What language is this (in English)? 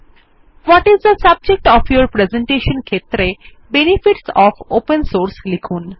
Bangla